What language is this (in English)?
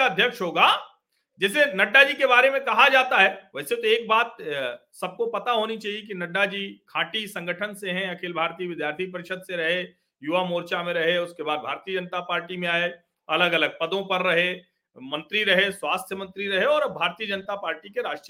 Hindi